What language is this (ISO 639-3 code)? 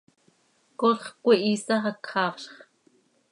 sei